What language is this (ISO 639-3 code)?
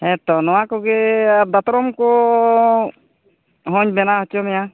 sat